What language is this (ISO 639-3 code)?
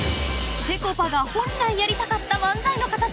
jpn